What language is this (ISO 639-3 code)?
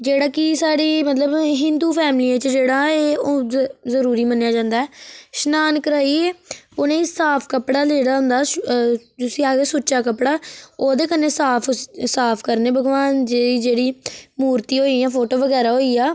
doi